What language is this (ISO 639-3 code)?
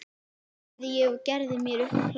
isl